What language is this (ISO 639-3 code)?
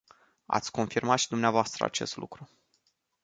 ron